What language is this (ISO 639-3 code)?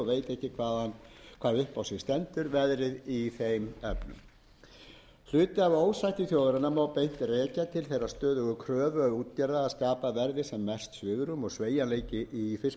isl